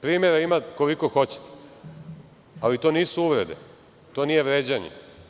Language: Serbian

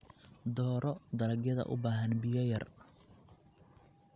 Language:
Somali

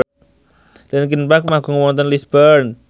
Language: Javanese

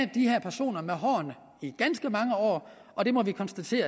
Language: Danish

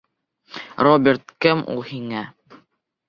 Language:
Bashkir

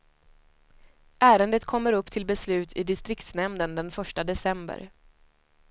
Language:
Swedish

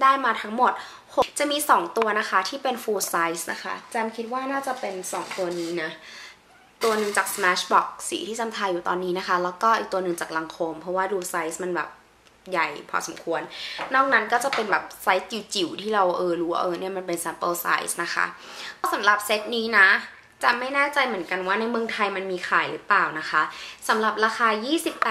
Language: Thai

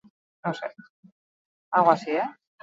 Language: Basque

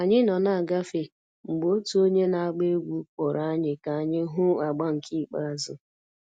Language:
Igbo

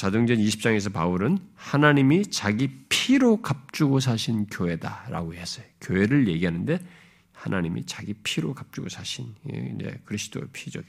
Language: Korean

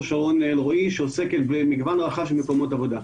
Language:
Hebrew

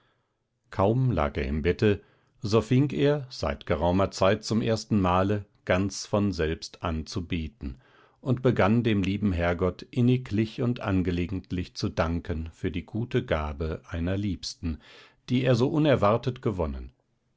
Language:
German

